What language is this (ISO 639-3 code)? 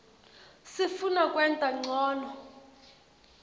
ssw